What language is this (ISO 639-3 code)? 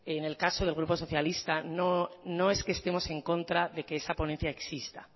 spa